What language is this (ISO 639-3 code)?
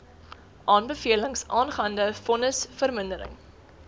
afr